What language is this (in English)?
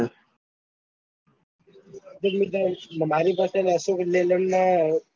Gujarati